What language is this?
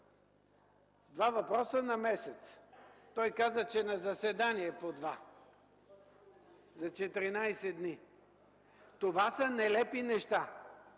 Bulgarian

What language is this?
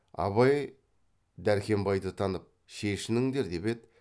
Kazakh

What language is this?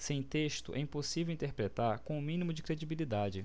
Portuguese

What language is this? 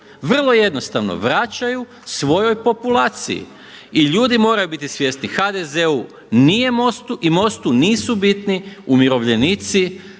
Croatian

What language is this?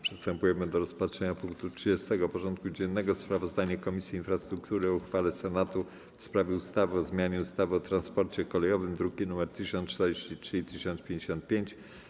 Polish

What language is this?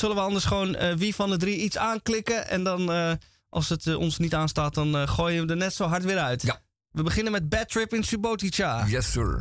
Dutch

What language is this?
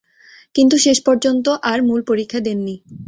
Bangla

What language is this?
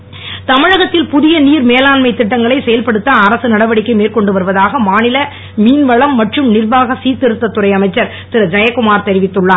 Tamil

